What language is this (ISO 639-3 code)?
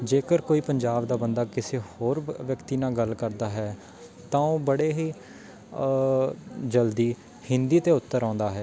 pan